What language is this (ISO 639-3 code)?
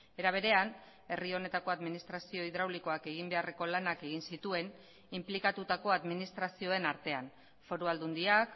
eus